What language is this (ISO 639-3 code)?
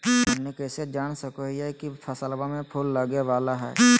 mag